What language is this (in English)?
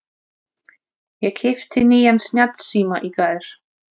Icelandic